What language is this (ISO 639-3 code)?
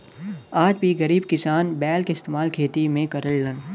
bho